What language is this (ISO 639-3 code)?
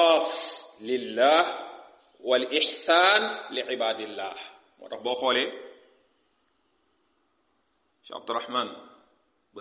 ara